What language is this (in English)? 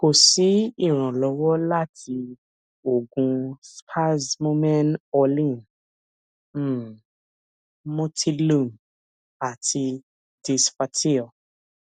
Yoruba